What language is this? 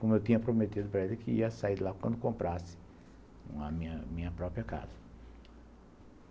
Portuguese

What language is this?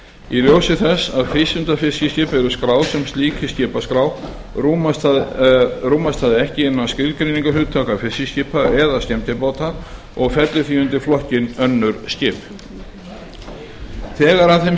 Icelandic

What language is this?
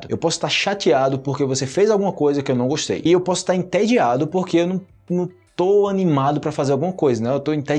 Portuguese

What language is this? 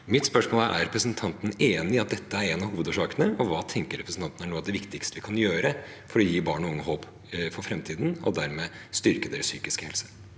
Norwegian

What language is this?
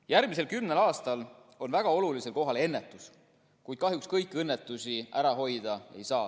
Estonian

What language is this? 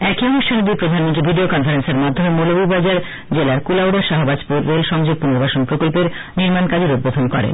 Bangla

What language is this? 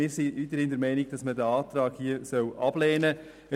Swiss German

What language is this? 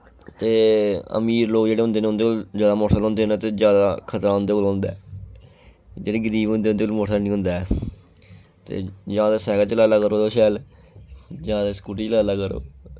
Dogri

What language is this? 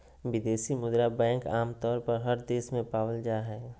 Magahi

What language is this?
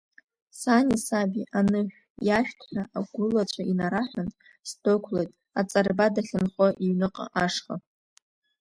Abkhazian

